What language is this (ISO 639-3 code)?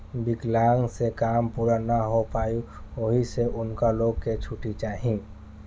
bho